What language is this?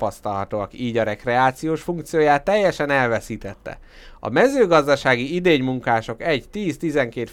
Hungarian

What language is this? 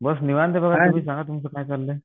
Marathi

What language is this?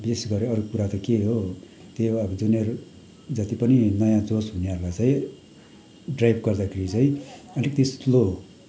Nepali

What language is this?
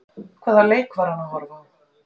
Icelandic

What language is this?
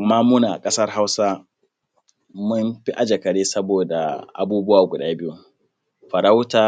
Hausa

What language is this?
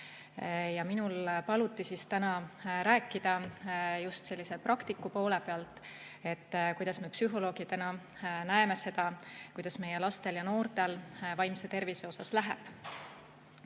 Estonian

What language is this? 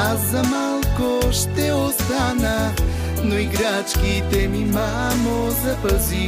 Bulgarian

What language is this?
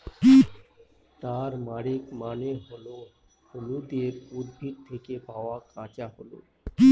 Bangla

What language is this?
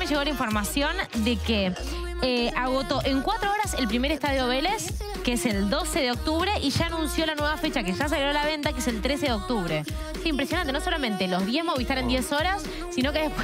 Spanish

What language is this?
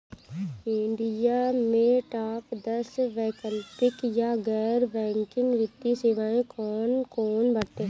Bhojpuri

